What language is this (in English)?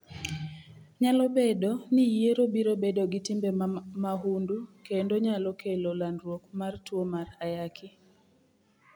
Luo (Kenya and Tanzania)